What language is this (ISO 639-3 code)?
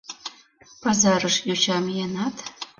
chm